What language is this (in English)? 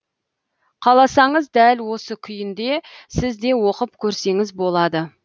Kazakh